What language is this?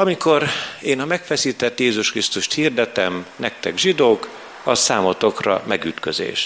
Hungarian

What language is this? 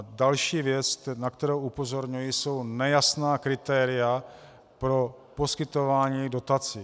Czech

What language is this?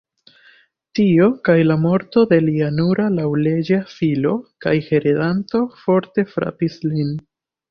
Esperanto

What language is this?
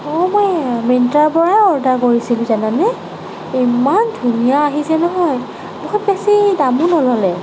Assamese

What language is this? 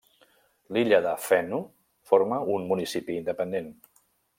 Catalan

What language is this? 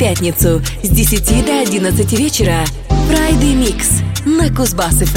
Russian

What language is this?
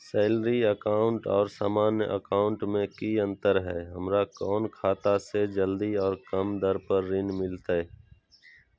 Magahi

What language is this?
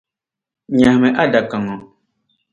Dagbani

